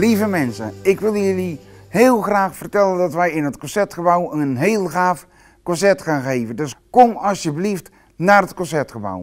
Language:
Dutch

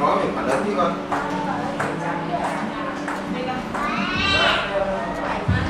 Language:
Vietnamese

